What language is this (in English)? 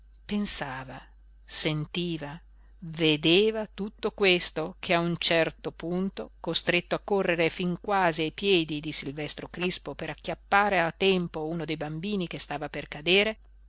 Italian